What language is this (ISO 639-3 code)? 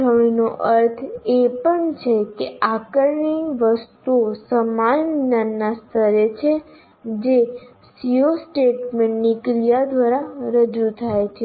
guj